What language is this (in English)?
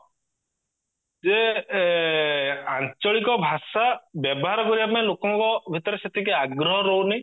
Odia